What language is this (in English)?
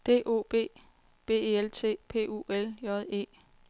Danish